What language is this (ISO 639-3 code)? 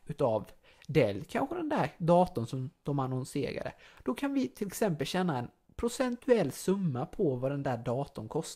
swe